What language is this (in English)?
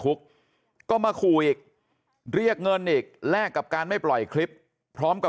Thai